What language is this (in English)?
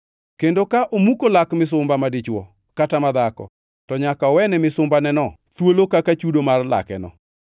Luo (Kenya and Tanzania)